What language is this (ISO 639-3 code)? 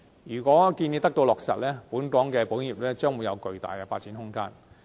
yue